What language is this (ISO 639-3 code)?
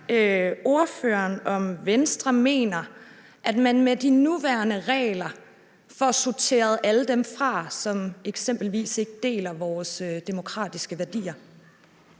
dan